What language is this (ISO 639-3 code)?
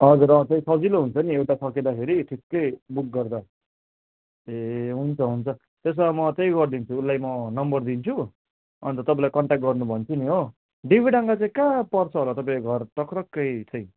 nep